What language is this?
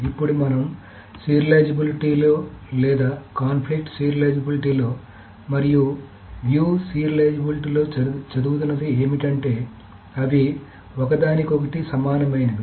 Telugu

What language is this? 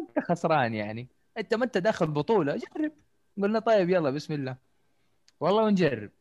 Arabic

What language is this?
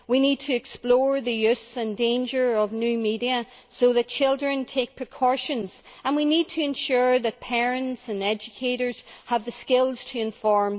English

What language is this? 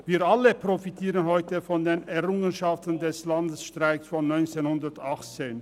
Swiss German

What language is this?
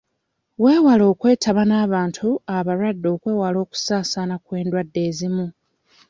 Ganda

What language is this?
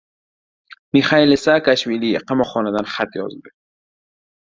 Uzbek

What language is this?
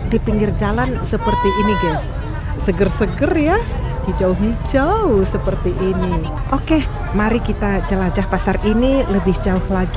Indonesian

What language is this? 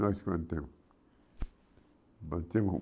Portuguese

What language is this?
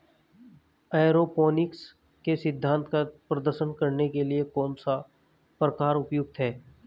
Hindi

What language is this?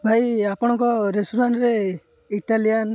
Odia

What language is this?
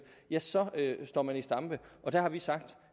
Danish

